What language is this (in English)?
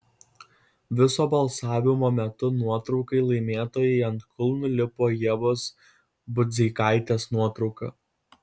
Lithuanian